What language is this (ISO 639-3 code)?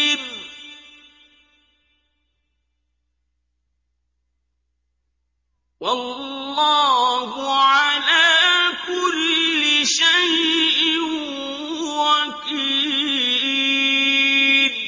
ara